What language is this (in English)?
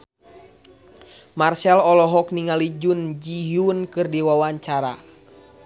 Sundanese